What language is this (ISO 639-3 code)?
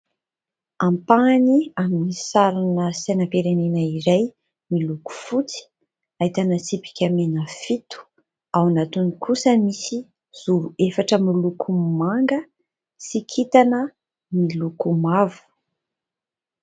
mlg